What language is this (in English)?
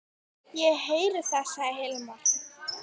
Icelandic